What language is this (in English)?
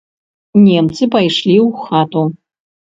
Belarusian